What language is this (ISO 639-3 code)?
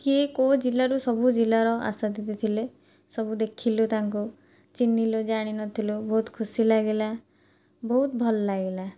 ori